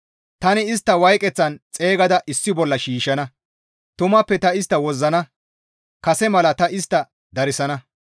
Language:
Gamo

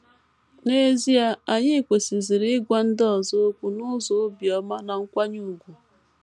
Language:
Igbo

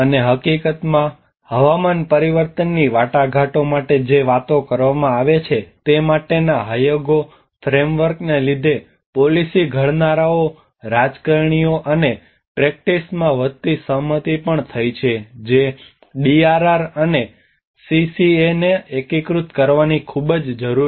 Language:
Gujarati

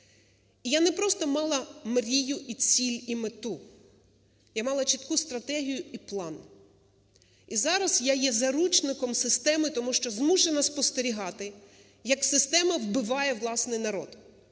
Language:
Ukrainian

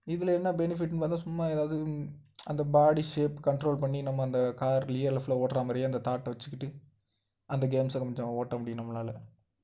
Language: Tamil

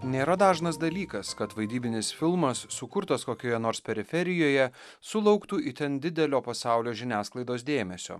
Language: Lithuanian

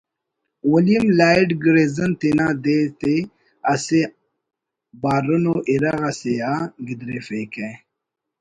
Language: Brahui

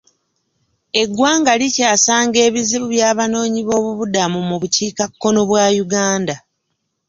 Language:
Ganda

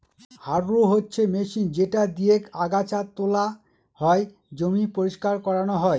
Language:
Bangla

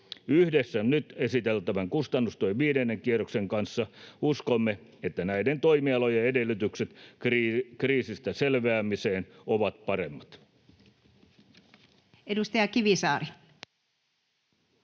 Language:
Finnish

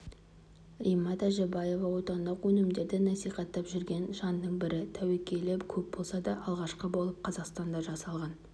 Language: Kazakh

